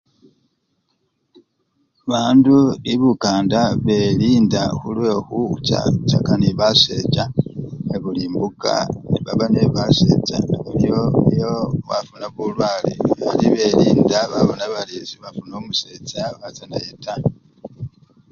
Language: Luyia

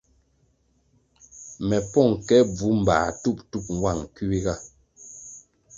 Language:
Kwasio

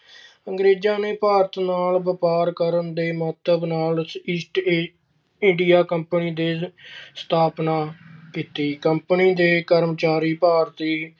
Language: Punjabi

